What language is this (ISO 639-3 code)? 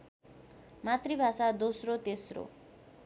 nep